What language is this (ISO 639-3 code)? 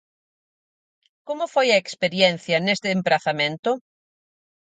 glg